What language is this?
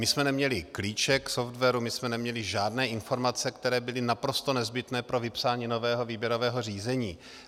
Czech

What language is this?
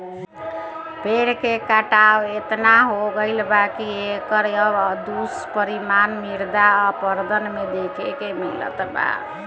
Bhojpuri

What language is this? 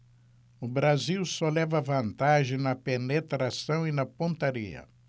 Portuguese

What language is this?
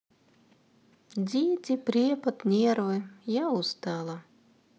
Russian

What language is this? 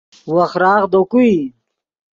Yidgha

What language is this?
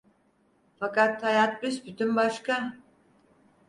Turkish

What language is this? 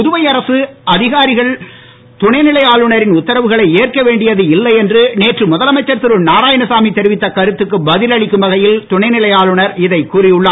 Tamil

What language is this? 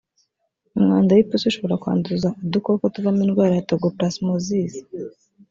Kinyarwanda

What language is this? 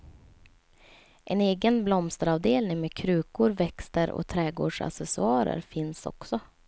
Swedish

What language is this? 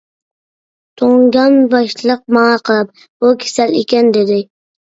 Uyghur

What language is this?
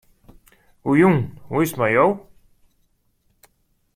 Western Frisian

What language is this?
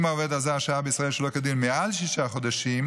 Hebrew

